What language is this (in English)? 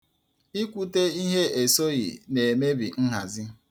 Igbo